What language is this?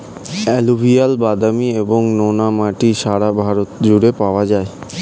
Bangla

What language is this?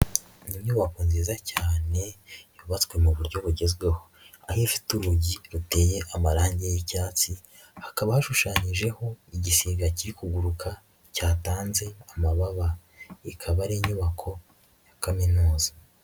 Kinyarwanda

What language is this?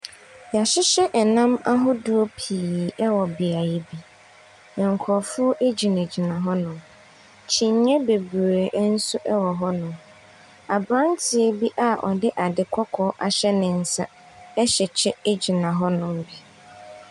Akan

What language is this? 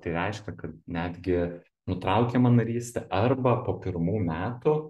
Lithuanian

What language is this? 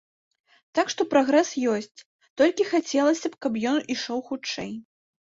Belarusian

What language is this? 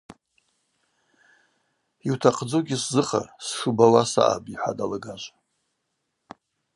Abaza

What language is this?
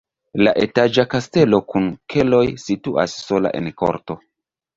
Esperanto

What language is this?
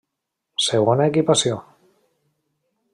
Catalan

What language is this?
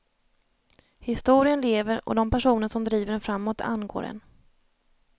Swedish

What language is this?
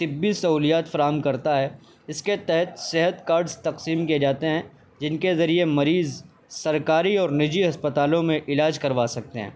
Urdu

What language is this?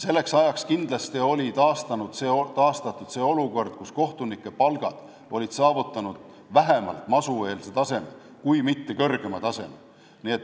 Estonian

